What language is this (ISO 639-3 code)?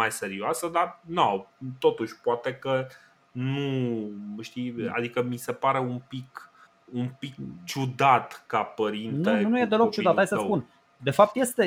ron